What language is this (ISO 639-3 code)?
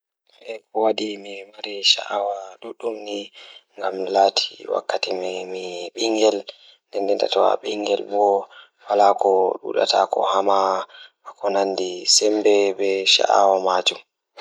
ful